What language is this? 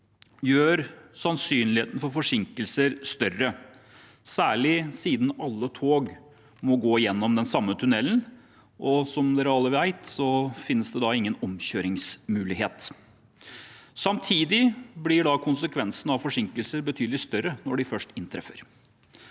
Norwegian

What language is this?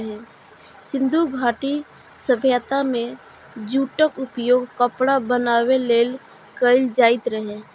Maithili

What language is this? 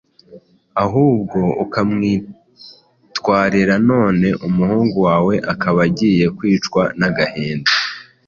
Kinyarwanda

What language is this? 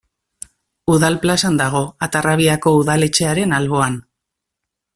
Basque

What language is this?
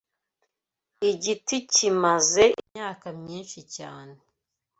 Kinyarwanda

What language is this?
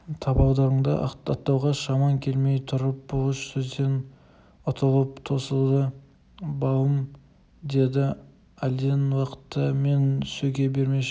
Kazakh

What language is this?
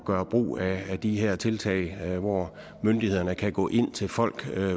Danish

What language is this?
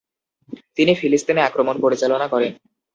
Bangla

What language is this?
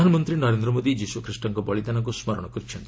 Odia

